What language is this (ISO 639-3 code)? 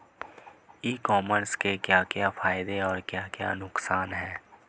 hin